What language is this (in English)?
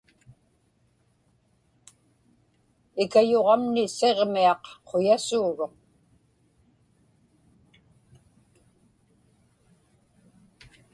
Inupiaq